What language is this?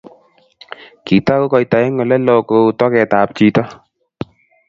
Kalenjin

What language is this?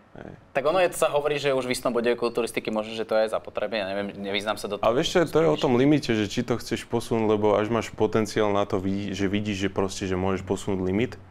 Slovak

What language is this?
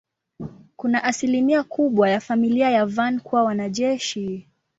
Swahili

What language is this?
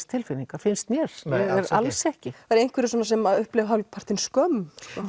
Icelandic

